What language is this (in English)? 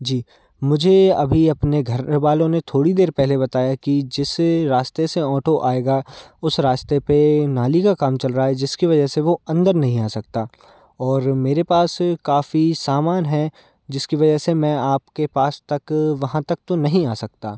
Hindi